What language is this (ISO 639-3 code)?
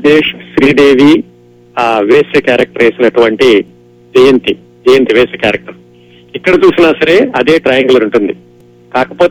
tel